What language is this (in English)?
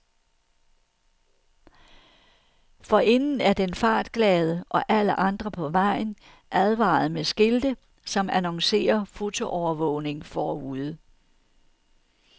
Danish